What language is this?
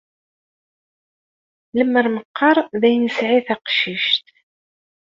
Kabyle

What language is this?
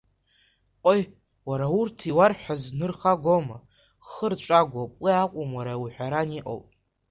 Abkhazian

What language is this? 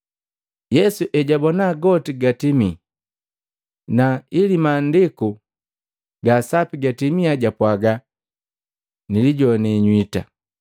Matengo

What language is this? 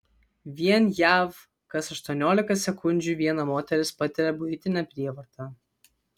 Lithuanian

